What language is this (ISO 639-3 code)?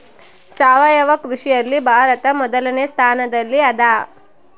kan